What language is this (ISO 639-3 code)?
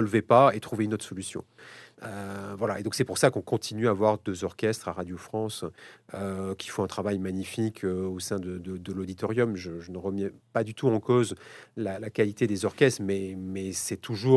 fra